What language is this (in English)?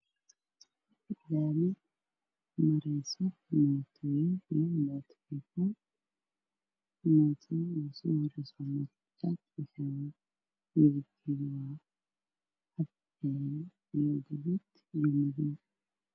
Somali